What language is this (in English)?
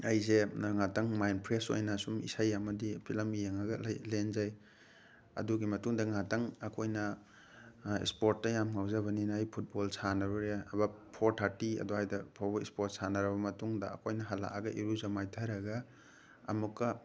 Manipuri